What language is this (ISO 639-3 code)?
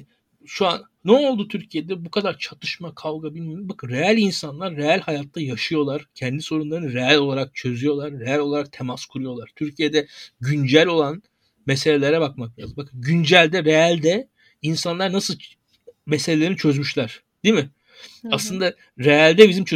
tur